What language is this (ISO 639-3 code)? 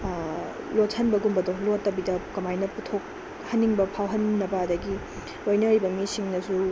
mni